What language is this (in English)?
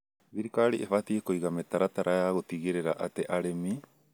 Kikuyu